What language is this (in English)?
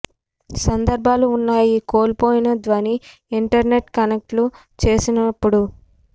Telugu